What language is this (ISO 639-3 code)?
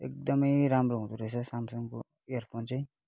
nep